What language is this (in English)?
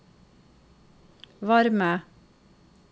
Norwegian